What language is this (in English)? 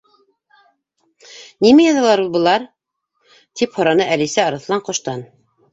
Bashkir